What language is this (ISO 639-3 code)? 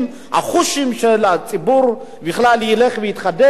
heb